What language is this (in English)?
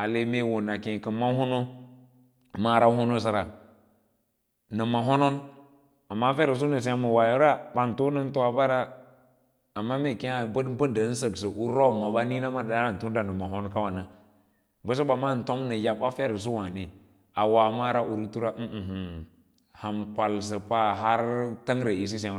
Lala-Roba